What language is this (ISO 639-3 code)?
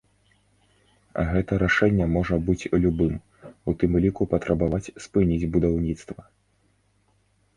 bel